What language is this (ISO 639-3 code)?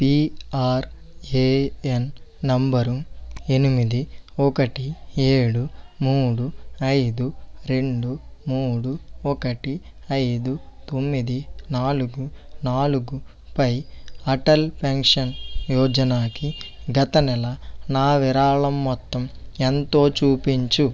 tel